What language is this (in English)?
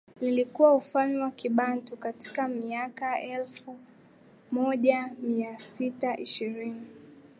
Swahili